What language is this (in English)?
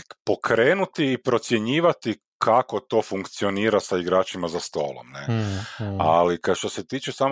Croatian